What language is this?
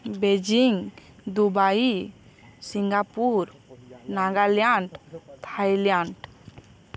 Odia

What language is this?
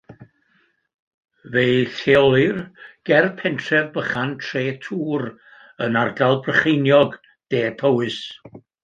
Welsh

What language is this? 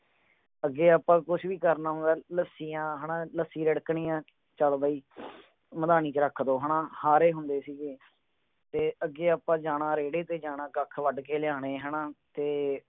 Punjabi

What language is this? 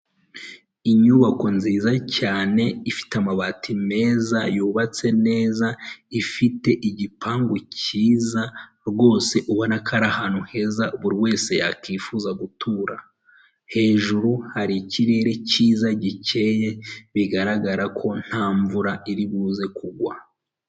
Kinyarwanda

